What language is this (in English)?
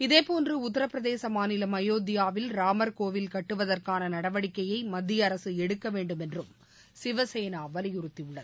Tamil